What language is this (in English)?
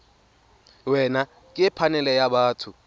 Tswana